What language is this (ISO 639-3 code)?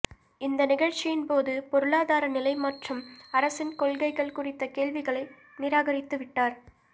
tam